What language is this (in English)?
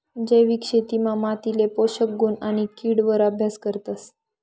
Marathi